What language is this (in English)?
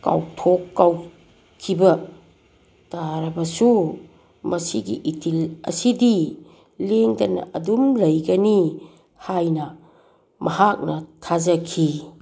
Manipuri